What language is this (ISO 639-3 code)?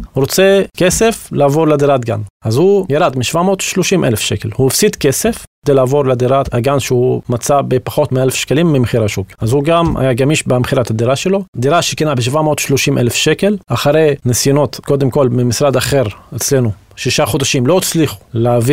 heb